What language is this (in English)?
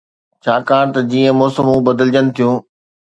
Sindhi